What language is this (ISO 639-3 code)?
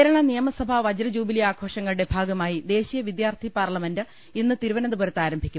mal